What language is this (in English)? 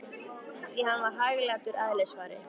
Icelandic